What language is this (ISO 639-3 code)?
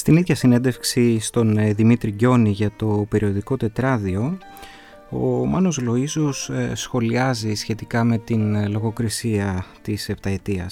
ell